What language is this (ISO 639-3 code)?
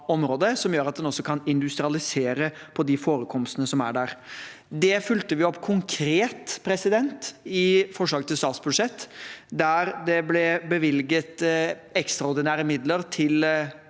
nor